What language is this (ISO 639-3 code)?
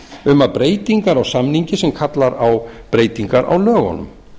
isl